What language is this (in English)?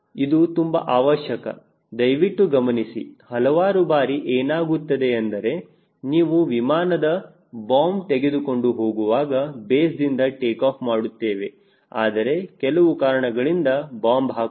Kannada